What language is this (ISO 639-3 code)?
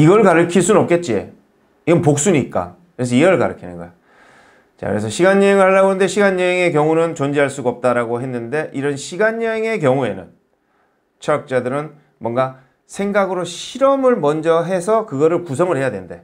kor